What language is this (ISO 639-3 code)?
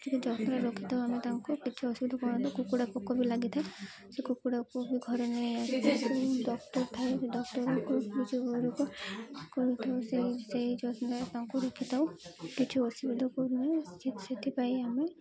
ori